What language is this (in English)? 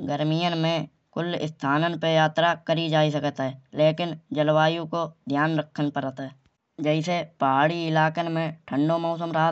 Kanauji